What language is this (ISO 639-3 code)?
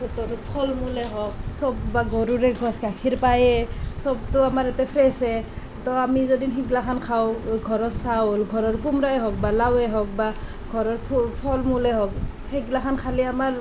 asm